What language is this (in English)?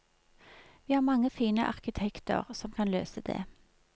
Norwegian